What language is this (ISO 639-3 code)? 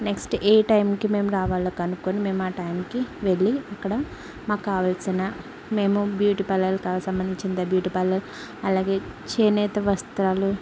tel